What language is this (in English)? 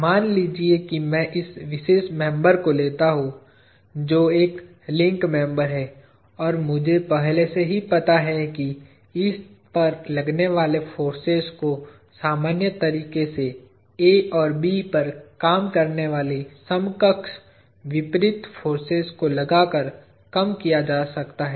Hindi